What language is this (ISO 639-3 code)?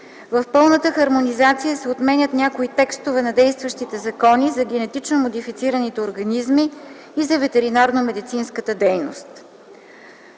bul